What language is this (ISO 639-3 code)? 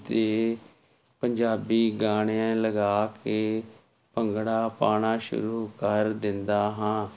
pan